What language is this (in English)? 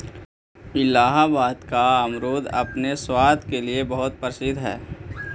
Magahi